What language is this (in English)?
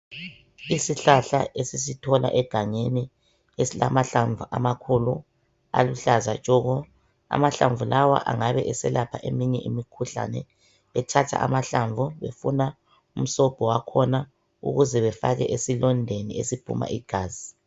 North Ndebele